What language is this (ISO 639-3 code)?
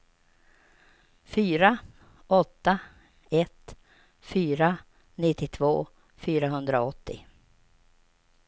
swe